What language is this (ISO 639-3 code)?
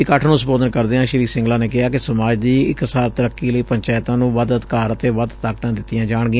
pan